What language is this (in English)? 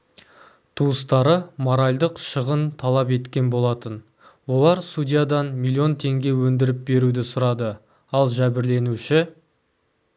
Kazakh